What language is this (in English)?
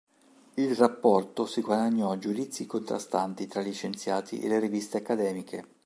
Italian